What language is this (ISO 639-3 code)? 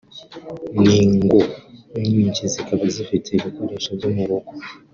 kin